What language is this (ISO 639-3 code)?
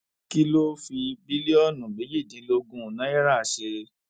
yor